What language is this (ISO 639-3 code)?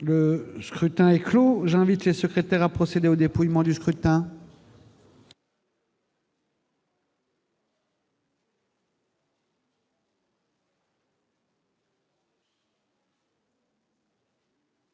fra